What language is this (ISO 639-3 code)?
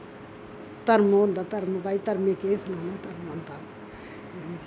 doi